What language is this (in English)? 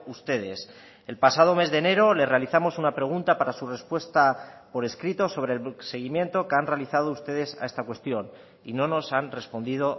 Spanish